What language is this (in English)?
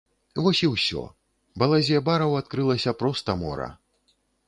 Belarusian